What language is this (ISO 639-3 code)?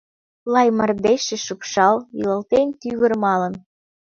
chm